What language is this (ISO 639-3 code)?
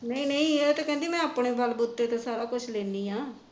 pan